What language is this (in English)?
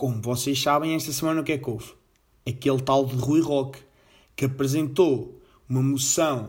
Portuguese